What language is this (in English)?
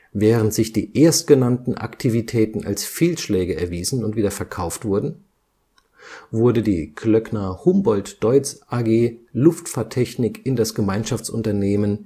German